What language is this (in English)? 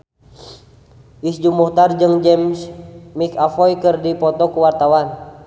Sundanese